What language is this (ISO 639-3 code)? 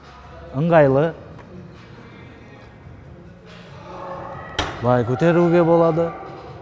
kaz